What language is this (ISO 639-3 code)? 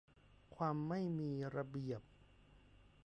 tha